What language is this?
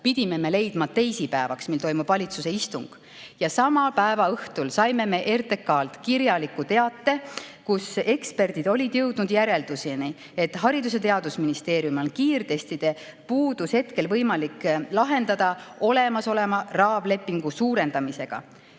Estonian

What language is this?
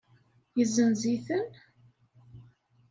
Kabyle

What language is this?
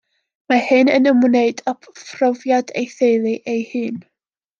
Welsh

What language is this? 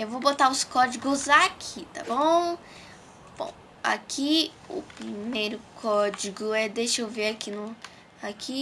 Portuguese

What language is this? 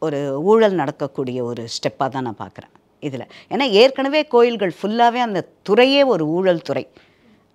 Tamil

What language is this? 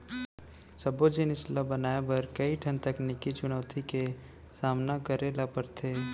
Chhattisgarhi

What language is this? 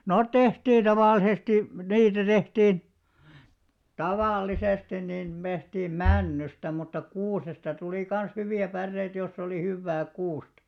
Finnish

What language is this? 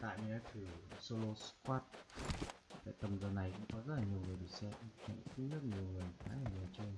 Vietnamese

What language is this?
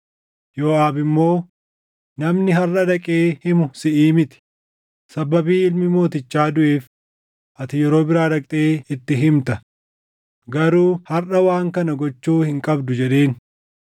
Oromo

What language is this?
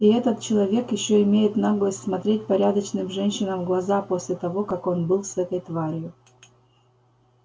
Russian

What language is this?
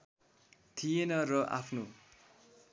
Nepali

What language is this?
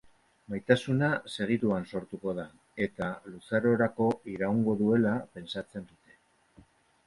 Basque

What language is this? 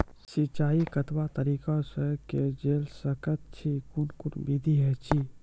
Maithili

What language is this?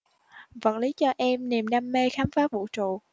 Vietnamese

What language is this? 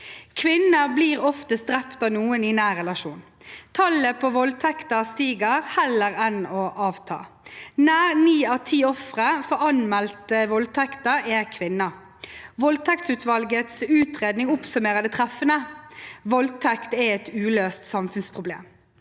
Norwegian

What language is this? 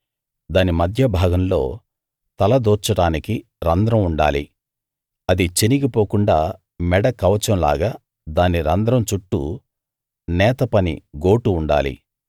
Telugu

